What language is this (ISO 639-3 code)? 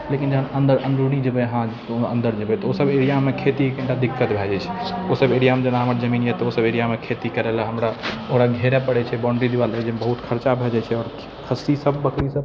mai